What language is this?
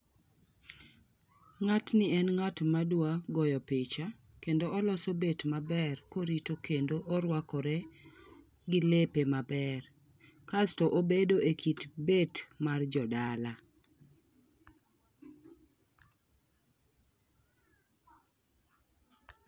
Luo (Kenya and Tanzania)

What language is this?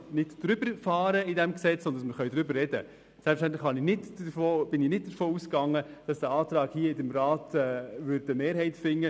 Swiss German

